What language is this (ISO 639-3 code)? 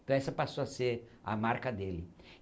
por